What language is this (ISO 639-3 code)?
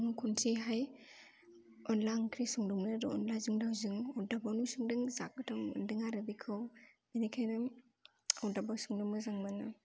brx